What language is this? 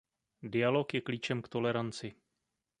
Czech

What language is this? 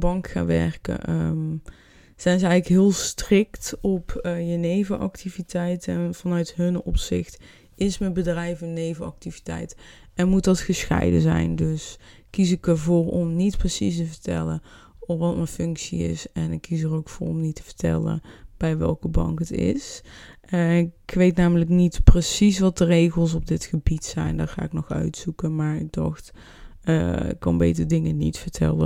Dutch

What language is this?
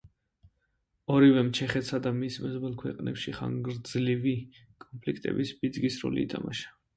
Georgian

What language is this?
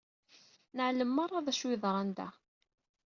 Kabyle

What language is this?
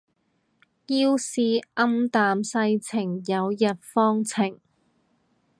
Cantonese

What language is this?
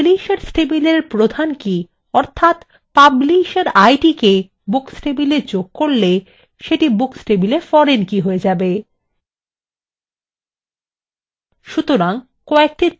Bangla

